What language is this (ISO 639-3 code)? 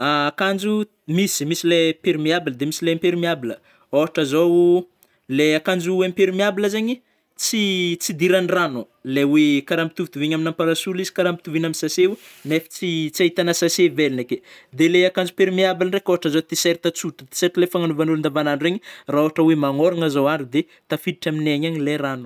bmm